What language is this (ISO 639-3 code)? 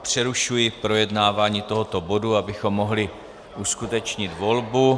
ces